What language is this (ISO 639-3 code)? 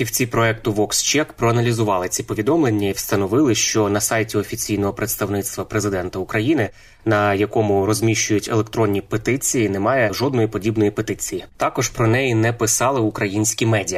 ukr